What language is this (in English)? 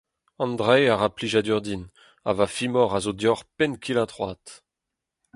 Breton